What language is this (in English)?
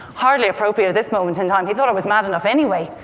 English